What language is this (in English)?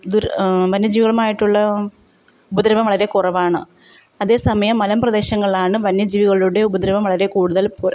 Malayalam